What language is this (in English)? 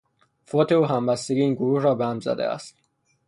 Persian